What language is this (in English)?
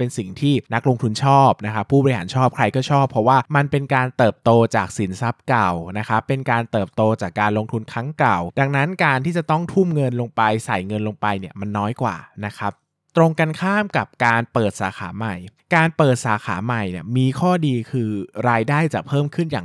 Thai